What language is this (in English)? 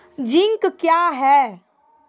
Maithili